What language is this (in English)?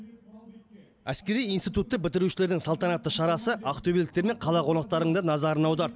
Kazakh